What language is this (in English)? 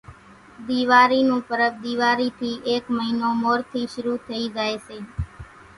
Kachi Koli